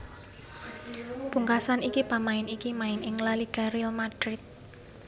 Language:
Javanese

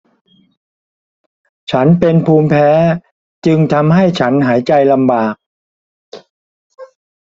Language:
Thai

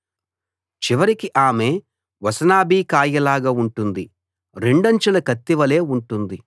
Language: Telugu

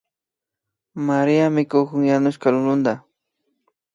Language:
Imbabura Highland Quichua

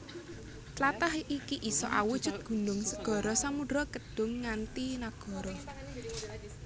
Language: Javanese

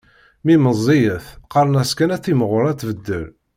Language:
Kabyle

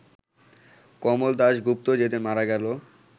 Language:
Bangla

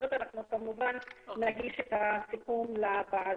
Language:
Hebrew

